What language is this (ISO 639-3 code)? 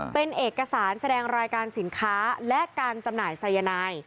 tha